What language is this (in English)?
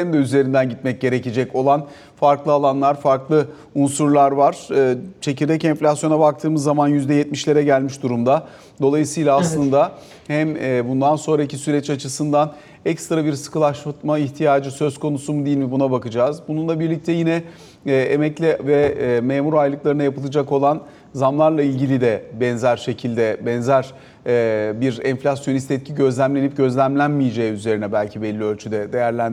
Turkish